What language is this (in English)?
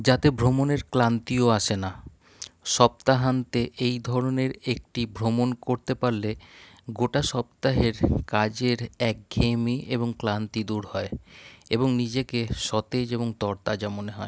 Bangla